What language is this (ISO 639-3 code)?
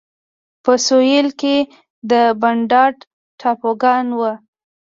pus